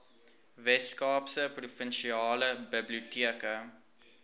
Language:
Afrikaans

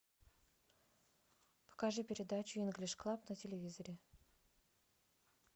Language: Russian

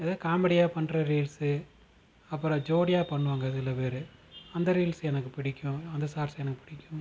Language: Tamil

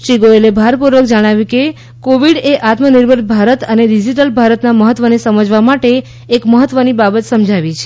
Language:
Gujarati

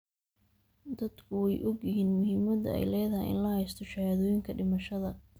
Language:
Somali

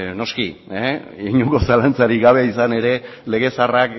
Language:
Basque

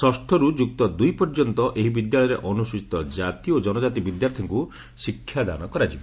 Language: Odia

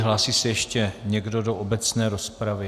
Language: Czech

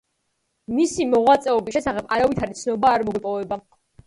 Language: Georgian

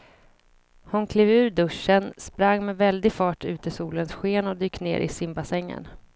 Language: Swedish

